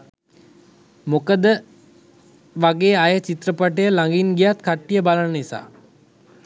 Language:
Sinhala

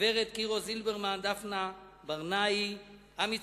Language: Hebrew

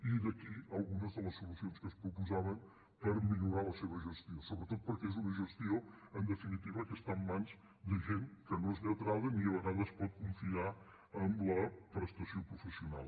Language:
Catalan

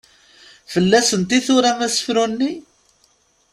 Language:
Kabyle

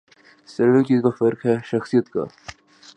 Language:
Urdu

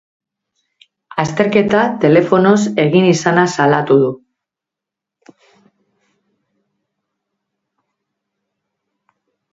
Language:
Basque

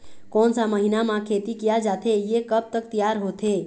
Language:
Chhattisgarhi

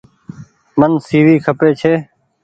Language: Goaria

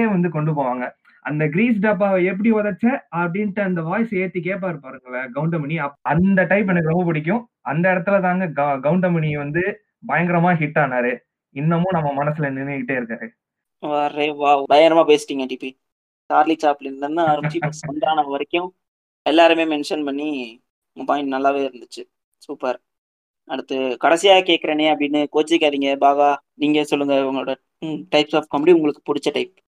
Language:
Tamil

